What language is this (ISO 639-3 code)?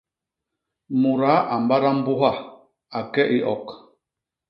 bas